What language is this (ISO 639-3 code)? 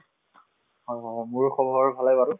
asm